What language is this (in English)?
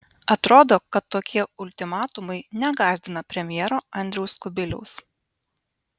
Lithuanian